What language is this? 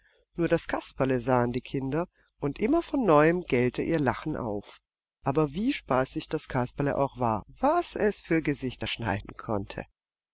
German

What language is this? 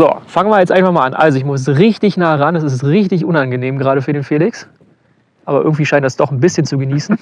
German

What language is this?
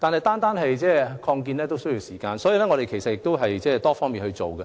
Cantonese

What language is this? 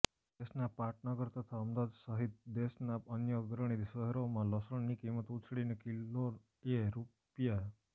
Gujarati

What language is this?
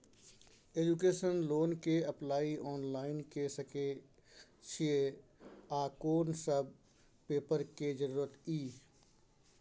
Maithili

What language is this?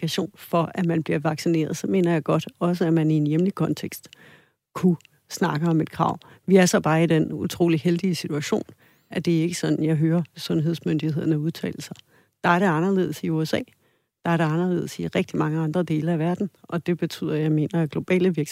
Danish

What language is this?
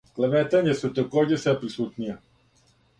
Serbian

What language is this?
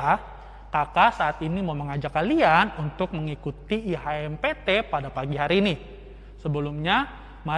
Indonesian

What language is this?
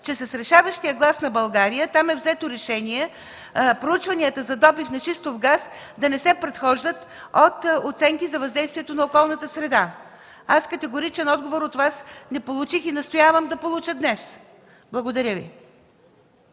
Bulgarian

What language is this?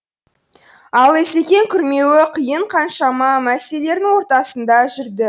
Kazakh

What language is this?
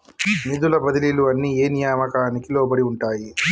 Telugu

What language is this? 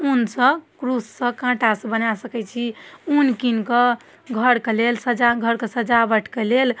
Maithili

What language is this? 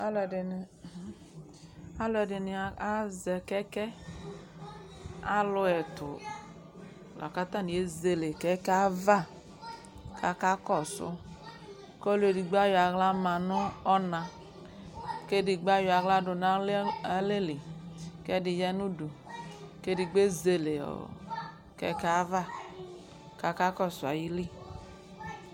Ikposo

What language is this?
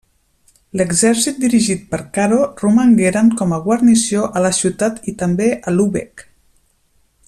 Catalan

